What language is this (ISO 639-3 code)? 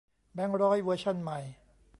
tha